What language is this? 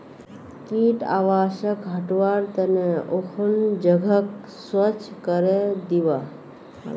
Magahi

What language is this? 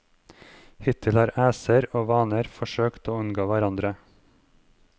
Norwegian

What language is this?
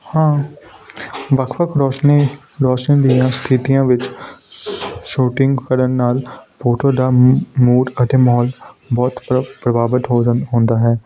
Punjabi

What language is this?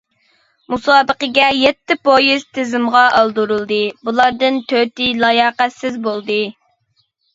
Uyghur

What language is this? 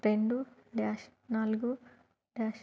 Telugu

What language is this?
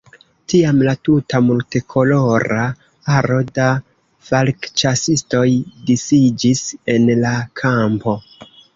Esperanto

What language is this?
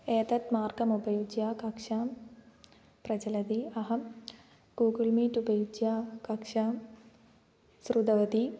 Sanskrit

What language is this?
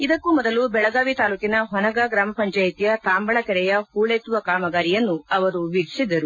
Kannada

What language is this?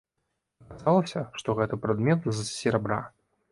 Belarusian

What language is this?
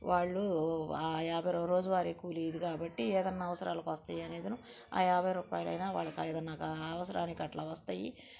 Telugu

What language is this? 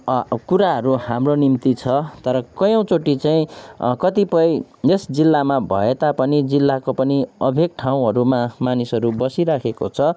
Nepali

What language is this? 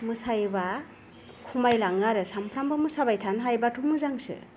Bodo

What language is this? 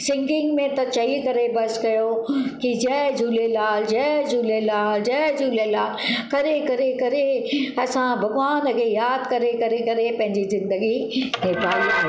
Sindhi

